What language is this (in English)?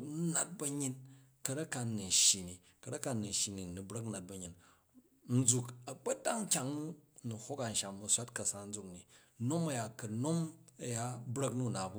Jju